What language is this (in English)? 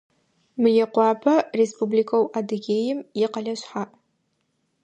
Adyghe